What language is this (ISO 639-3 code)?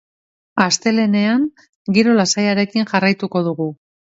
eus